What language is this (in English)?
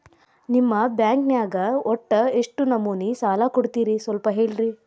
Kannada